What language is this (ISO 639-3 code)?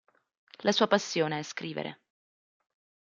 ita